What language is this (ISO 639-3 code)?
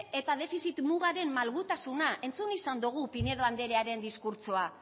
eus